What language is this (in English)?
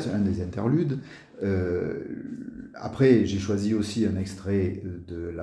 French